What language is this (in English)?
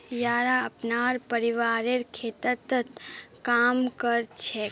Magahi